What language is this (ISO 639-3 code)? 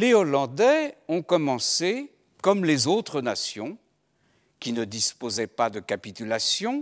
fra